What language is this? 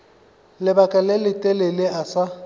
Northern Sotho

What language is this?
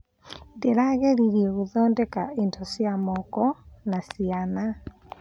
Kikuyu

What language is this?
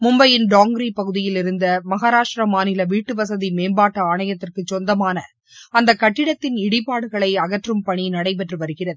Tamil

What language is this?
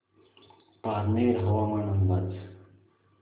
Marathi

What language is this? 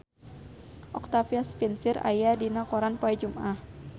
Sundanese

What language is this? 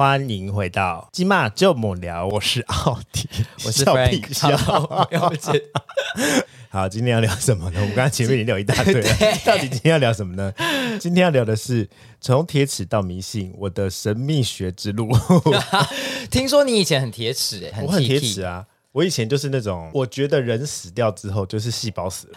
Chinese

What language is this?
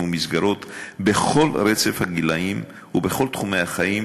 Hebrew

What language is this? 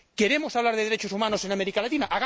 Spanish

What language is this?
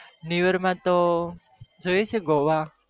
Gujarati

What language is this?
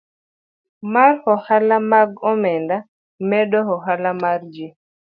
Luo (Kenya and Tanzania)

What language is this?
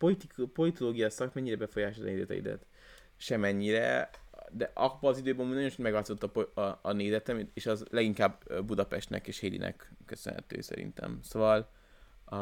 Hungarian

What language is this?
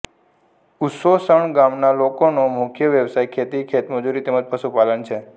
Gujarati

